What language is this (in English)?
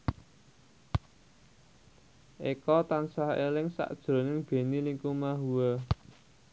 Javanese